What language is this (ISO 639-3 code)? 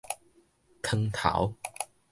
nan